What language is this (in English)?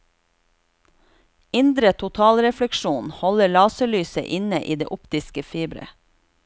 Norwegian